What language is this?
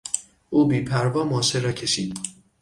Persian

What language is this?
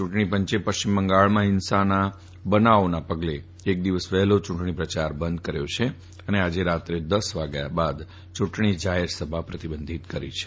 Gujarati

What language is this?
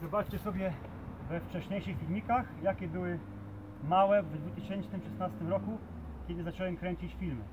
Polish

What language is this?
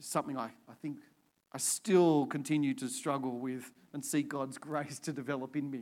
English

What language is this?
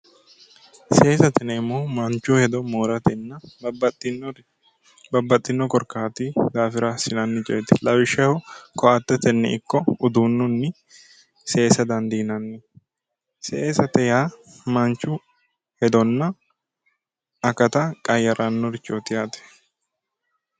Sidamo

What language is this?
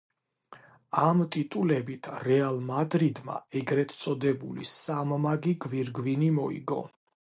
Georgian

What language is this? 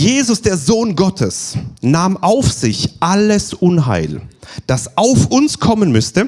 German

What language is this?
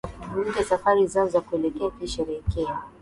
Swahili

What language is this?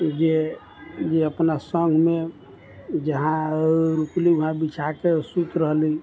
Maithili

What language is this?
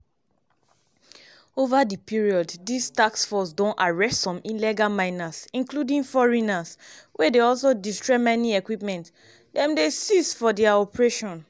Nigerian Pidgin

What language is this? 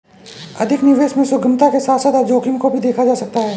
Hindi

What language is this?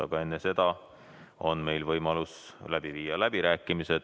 Estonian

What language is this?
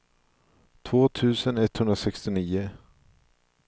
Swedish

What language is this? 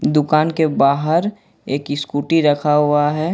Hindi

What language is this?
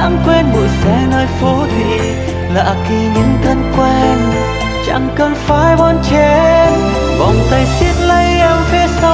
Vietnamese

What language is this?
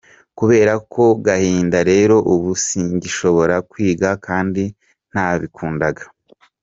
Kinyarwanda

